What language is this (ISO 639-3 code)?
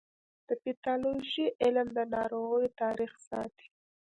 pus